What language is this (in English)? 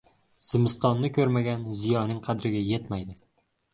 Uzbek